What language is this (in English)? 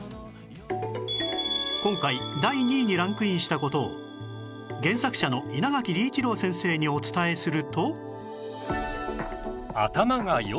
Japanese